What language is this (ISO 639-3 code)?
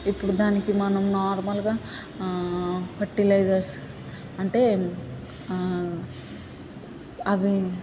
tel